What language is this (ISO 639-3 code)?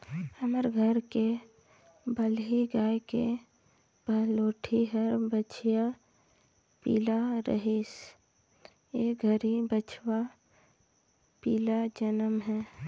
hne